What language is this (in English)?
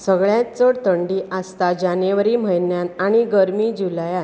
Konkani